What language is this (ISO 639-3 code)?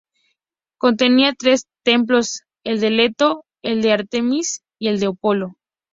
spa